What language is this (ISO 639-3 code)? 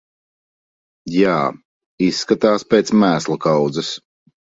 lav